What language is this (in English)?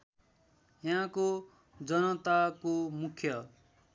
Nepali